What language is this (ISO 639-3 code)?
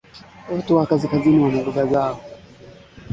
swa